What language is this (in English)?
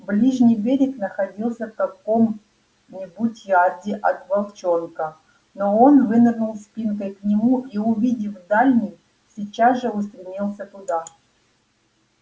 Russian